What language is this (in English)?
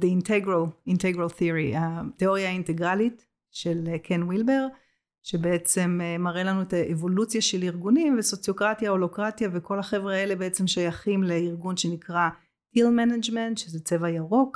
Hebrew